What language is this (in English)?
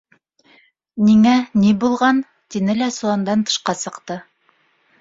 Bashkir